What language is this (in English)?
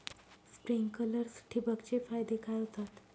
Marathi